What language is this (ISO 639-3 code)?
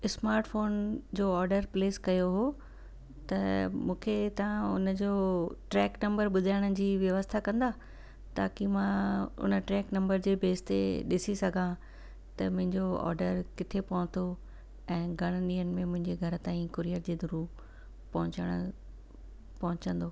snd